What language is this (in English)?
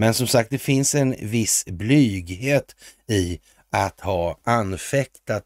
Swedish